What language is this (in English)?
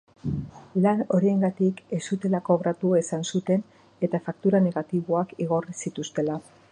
Basque